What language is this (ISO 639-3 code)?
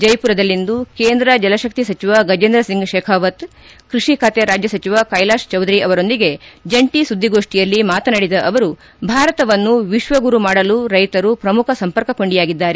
kan